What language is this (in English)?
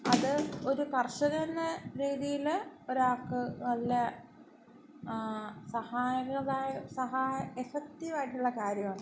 Malayalam